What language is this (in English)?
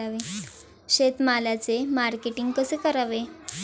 Marathi